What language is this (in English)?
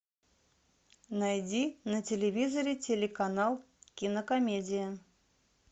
Russian